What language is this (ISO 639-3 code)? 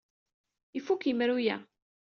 kab